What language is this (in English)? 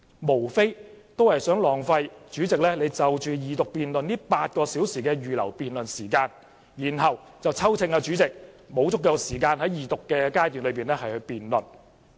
Cantonese